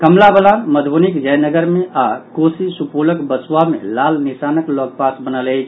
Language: Maithili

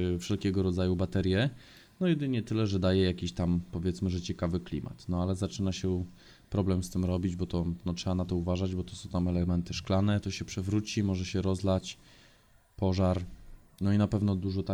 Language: Polish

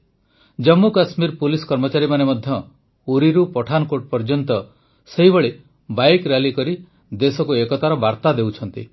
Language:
Odia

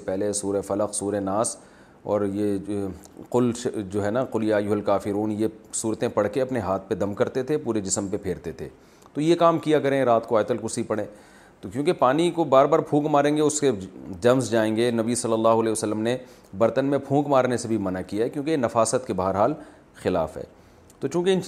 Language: Urdu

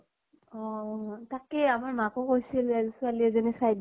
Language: Assamese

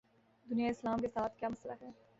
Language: Urdu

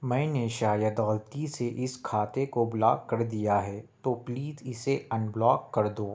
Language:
Urdu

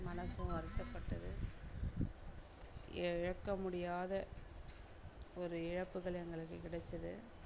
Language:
Tamil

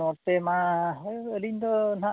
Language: Santali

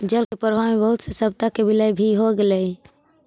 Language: Magahi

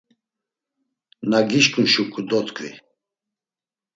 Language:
Laz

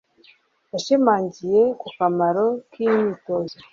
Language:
Kinyarwanda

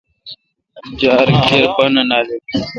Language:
Kalkoti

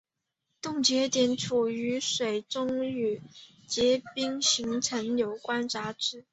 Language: Chinese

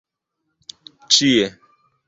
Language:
Esperanto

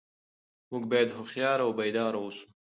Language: Pashto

